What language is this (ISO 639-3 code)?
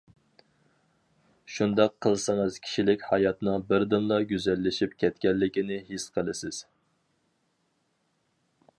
uig